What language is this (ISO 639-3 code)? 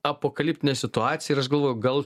lit